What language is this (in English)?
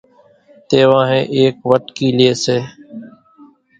Kachi Koli